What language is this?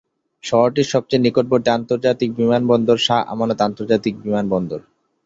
Bangla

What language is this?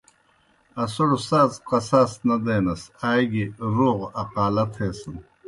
Kohistani Shina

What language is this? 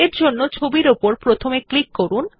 Bangla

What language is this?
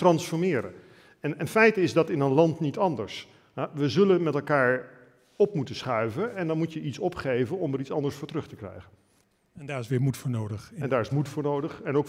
Dutch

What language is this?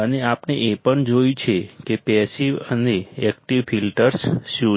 Gujarati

